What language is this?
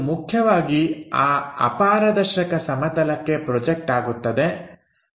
Kannada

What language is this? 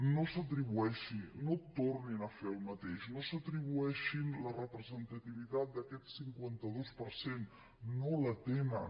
Catalan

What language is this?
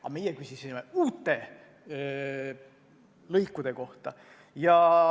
Estonian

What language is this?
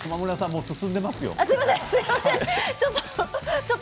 Japanese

